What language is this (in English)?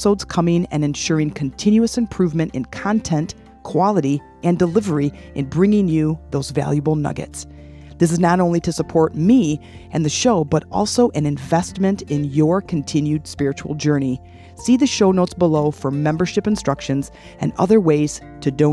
English